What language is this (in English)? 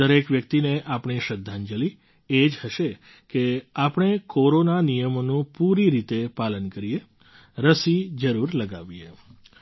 Gujarati